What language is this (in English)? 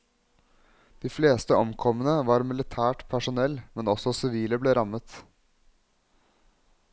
Norwegian